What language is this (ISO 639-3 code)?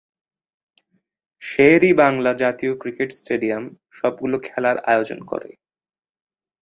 ben